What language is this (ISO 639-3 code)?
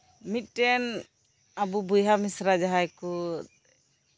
sat